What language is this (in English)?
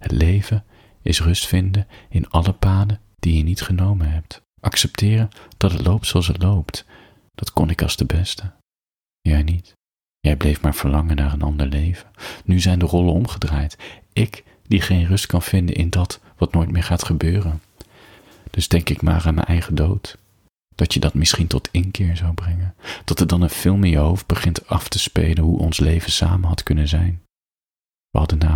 Dutch